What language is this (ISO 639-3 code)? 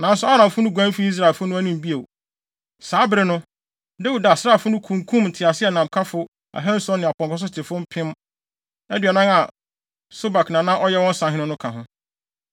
aka